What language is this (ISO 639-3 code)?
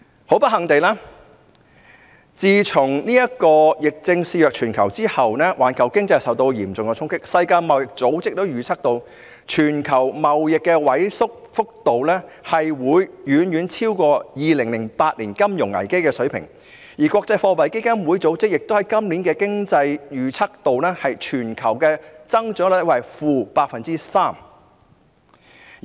yue